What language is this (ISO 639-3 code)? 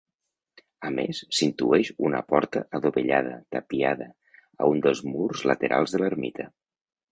cat